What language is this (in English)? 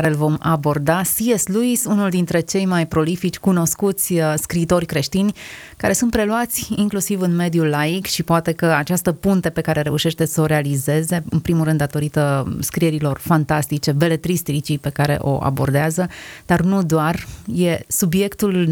Romanian